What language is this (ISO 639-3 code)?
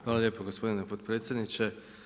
hrv